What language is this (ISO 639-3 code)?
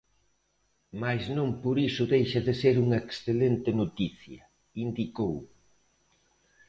glg